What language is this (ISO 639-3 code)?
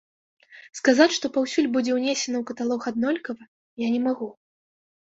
bel